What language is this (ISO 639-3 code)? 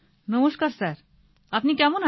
ben